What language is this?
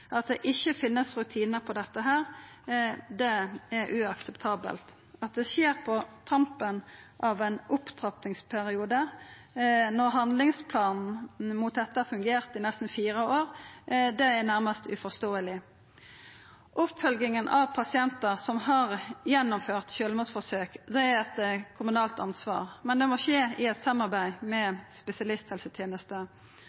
Norwegian Nynorsk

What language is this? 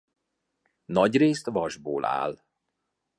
Hungarian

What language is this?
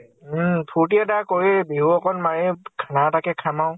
Assamese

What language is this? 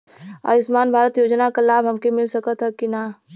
Bhojpuri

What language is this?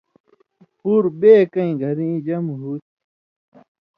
Indus Kohistani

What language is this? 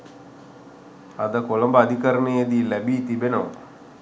Sinhala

